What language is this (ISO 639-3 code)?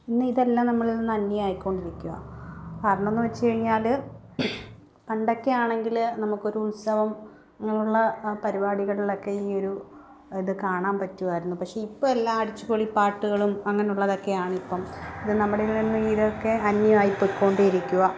mal